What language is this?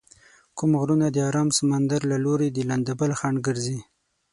Pashto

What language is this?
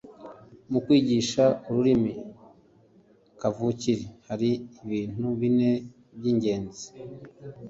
Kinyarwanda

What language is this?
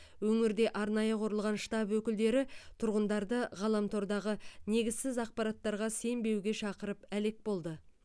Kazakh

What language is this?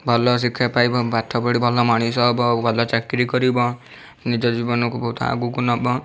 Odia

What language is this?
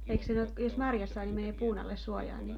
Finnish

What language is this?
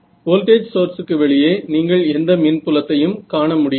Tamil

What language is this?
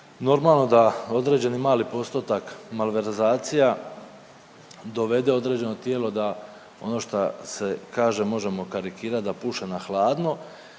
Croatian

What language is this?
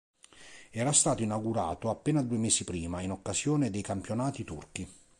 Italian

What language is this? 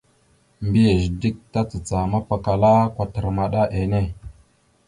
Mada (Cameroon)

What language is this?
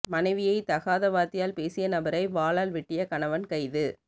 Tamil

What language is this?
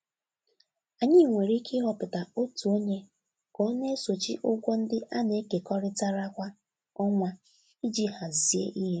Igbo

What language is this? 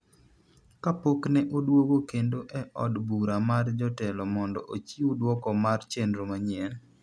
Luo (Kenya and Tanzania)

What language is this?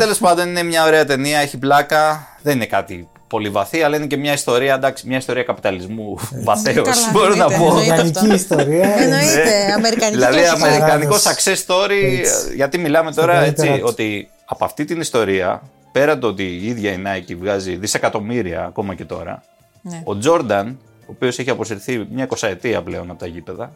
Greek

